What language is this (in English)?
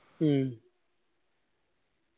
Malayalam